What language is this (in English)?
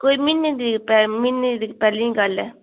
Dogri